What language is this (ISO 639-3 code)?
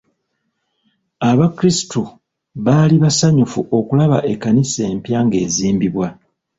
lug